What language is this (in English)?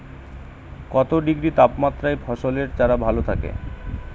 Bangla